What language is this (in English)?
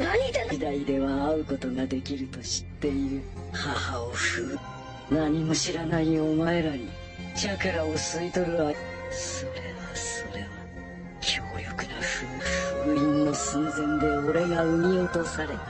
Japanese